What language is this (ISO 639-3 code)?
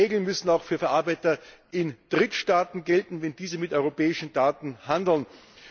deu